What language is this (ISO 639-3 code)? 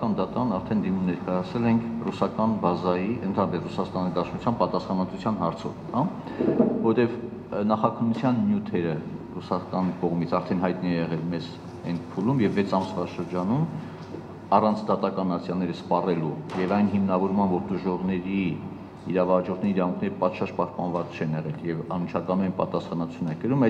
ron